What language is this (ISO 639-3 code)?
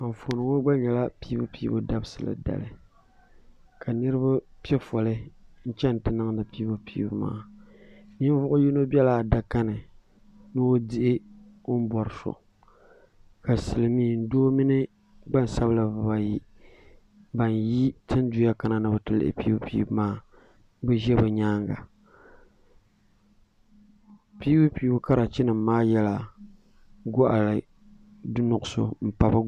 dag